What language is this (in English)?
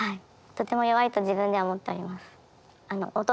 Japanese